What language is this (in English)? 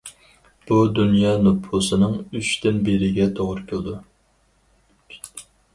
Uyghur